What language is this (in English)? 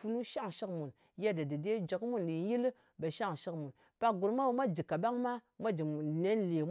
Ngas